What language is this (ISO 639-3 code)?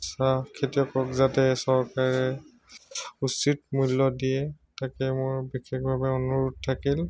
asm